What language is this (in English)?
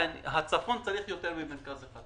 Hebrew